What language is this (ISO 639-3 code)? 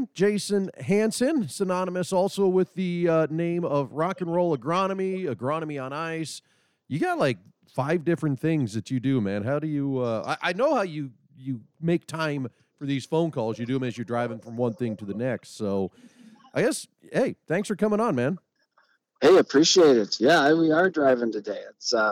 eng